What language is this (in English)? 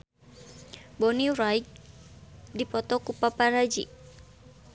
Sundanese